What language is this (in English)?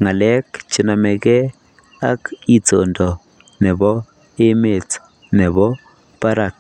Kalenjin